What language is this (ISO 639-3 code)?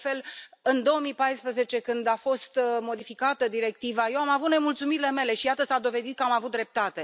ron